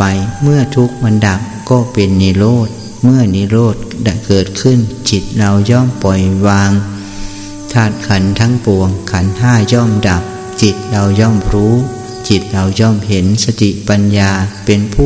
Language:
Thai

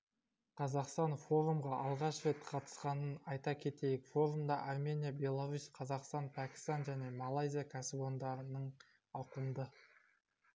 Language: Kazakh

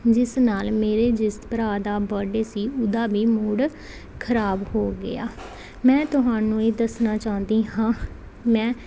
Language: Punjabi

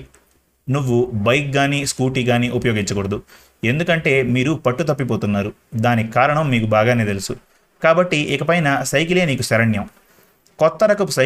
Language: Telugu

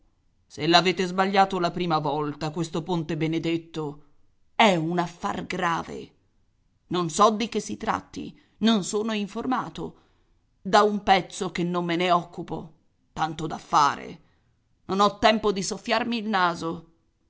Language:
Italian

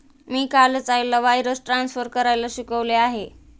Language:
Marathi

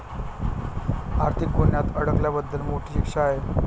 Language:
Marathi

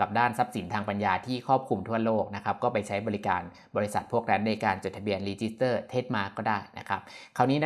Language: Thai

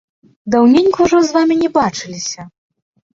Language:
Belarusian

